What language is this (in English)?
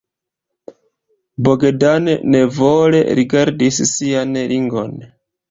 Esperanto